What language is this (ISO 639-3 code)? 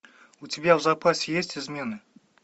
rus